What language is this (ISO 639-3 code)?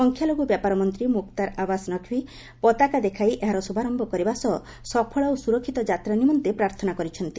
ori